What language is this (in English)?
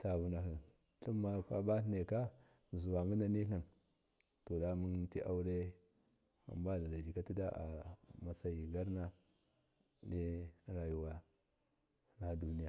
Miya